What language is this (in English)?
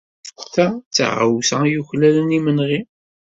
Kabyle